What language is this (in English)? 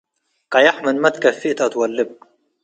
Tigre